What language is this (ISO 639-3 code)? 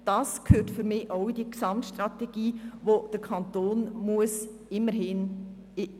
gsw